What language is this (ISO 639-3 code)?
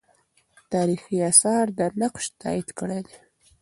pus